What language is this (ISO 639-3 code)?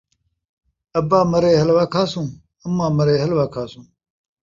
skr